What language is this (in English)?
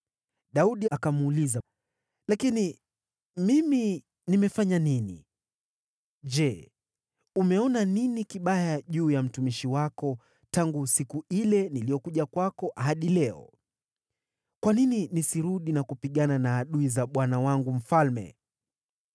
Swahili